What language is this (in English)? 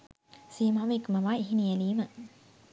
Sinhala